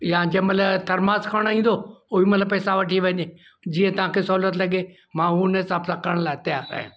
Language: Sindhi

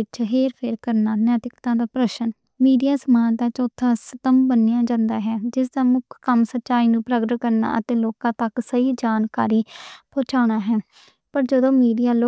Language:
Western Panjabi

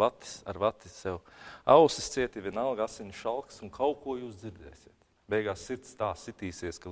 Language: Latvian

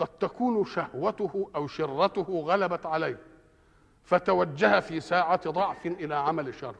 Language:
Arabic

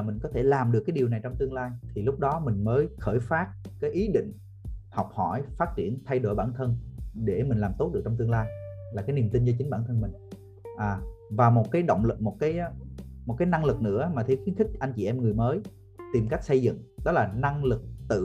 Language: Vietnamese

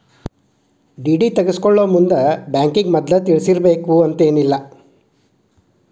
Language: Kannada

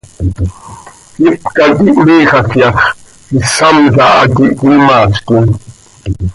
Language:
Seri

